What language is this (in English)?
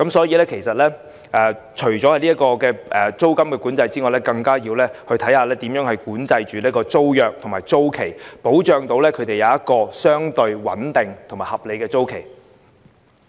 Cantonese